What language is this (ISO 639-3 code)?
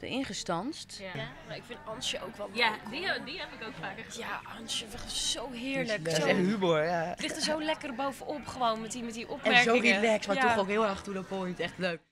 nld